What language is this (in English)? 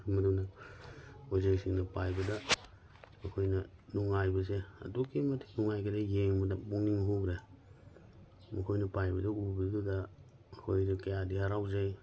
Manipuri